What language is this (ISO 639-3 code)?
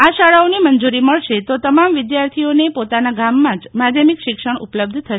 guj